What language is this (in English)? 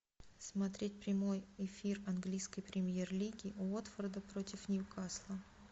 Russian